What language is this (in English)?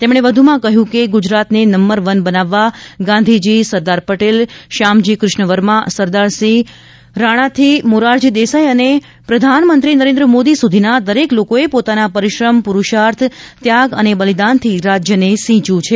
Gujarati